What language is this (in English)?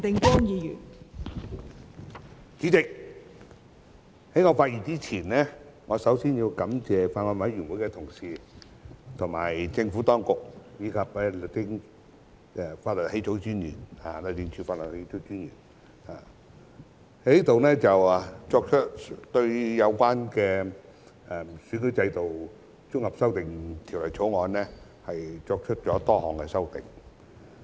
Cantonese